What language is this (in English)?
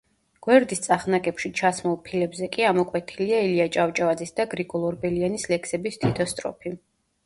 Georgian